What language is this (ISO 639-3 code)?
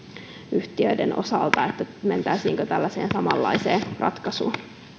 fin